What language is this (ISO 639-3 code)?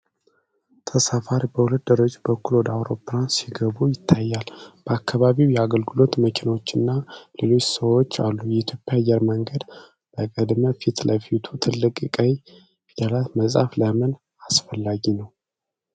amh